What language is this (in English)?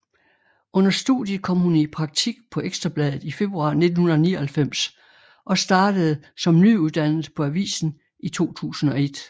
Danish